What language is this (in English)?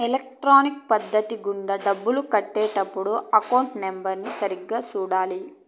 Telugu